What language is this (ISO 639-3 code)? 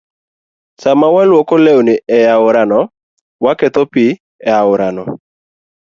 luo